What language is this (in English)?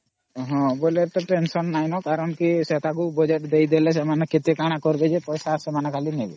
Odia